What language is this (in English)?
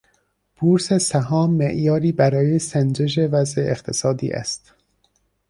Persian